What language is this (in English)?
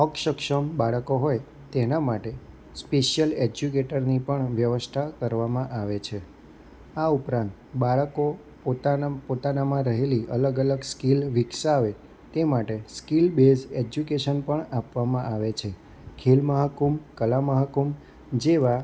Gujarati